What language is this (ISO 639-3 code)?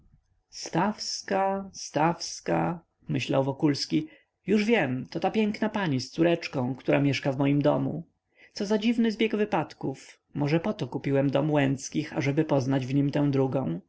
pol